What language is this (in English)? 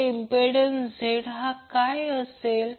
Marathi